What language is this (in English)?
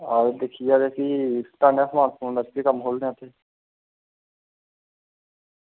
Dogri